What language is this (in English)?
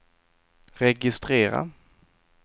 Swedish